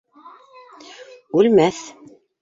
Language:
Bashkir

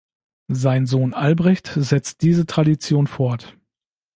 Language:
German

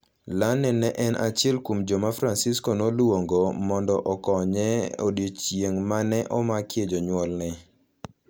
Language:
Luo (Kenya and Tanzania)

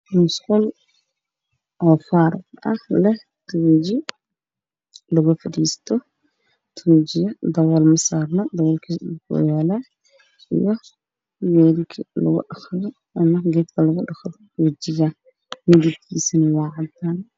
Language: Somali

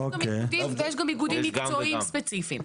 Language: Hebrew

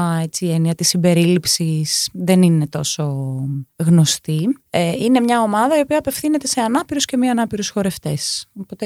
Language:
Greek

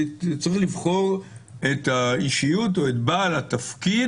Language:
Hebrew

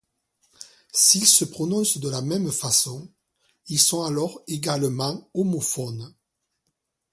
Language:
French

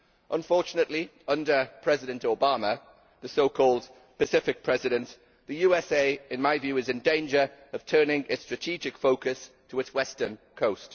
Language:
English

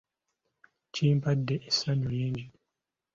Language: Ganda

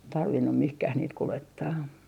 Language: Finnish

